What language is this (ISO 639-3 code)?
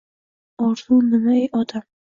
uzb